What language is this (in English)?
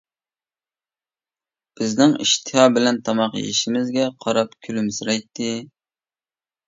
Uyghur